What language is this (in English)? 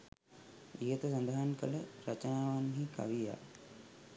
Sinhala